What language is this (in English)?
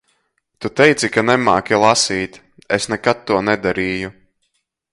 Latvian